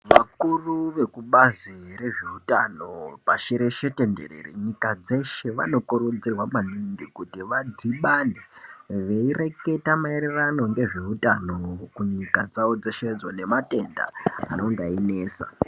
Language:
Ndau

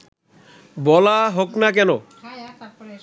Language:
Bangla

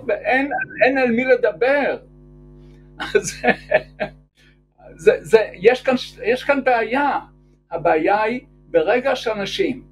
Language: Hebrew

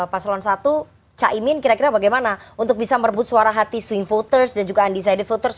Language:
Indonesian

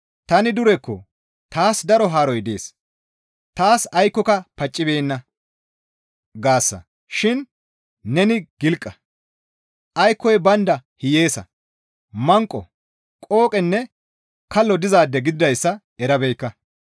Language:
Gamo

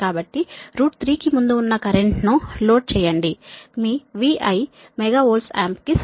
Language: Telugu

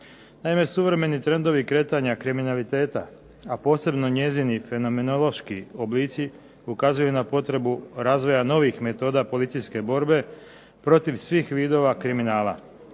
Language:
Croatian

